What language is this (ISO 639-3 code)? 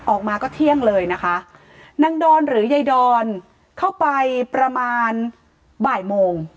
tha